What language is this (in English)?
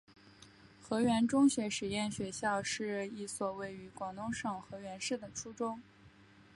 Chinese